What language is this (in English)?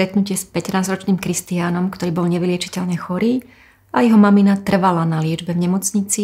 Slovak